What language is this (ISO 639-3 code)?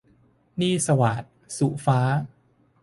tha